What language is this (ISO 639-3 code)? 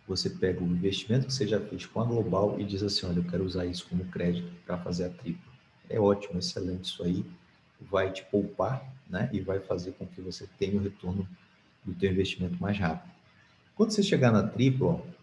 por